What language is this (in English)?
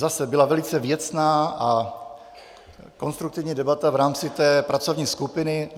Czech